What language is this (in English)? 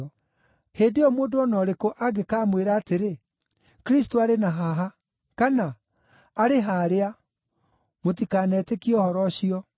Kikuyu